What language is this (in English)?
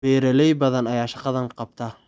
Somali